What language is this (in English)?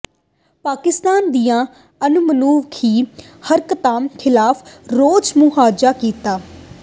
Punjabi